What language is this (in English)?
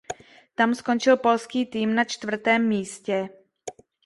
Czech